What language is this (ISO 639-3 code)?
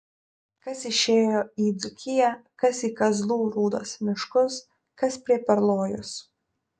lit